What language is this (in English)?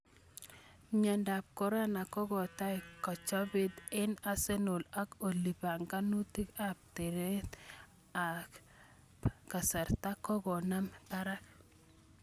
Kalenjin